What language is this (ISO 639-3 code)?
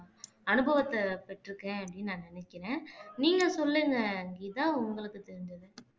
tam